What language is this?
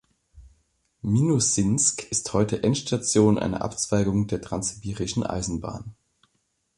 German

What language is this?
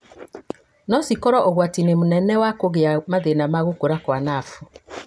Kikuyu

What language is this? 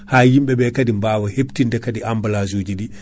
Fula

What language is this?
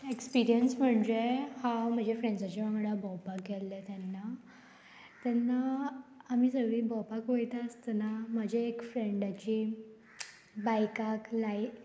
Konkani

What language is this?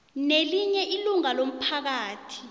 South Ndebele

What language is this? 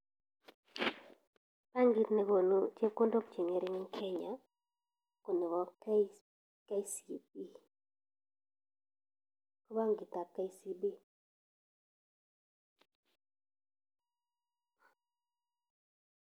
Kalenjin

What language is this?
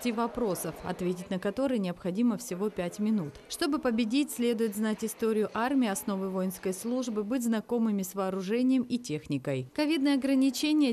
Russian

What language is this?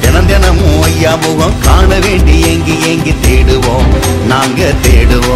Hindi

